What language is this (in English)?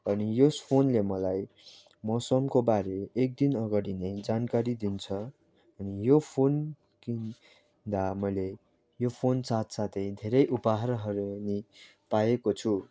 Nepali